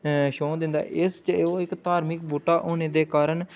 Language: Dogri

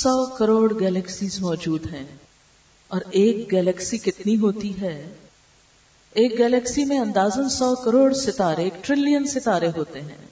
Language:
Urdu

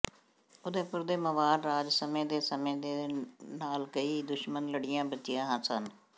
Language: Punjabi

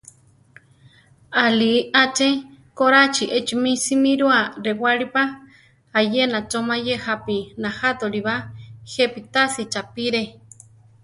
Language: Central Tarahumara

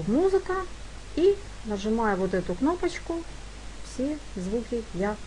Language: Russian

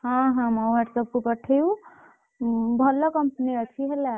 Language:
Odia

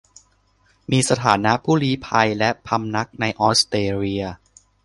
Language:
Thai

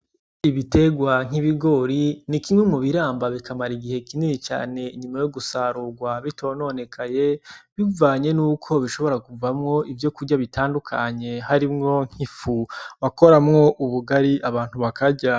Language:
Rundi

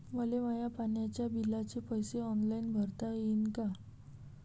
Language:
Marathi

